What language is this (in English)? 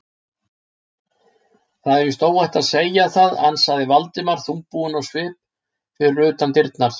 Icelandic